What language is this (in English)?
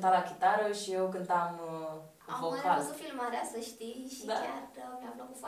Romanian